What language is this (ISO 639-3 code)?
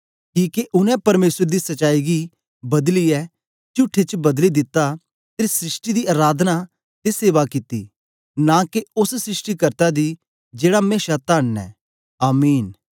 doi